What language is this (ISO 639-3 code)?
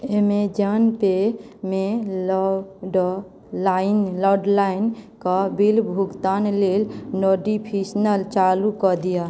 mai